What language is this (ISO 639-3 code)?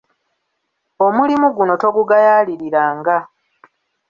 lug